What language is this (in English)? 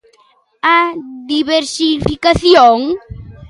Galician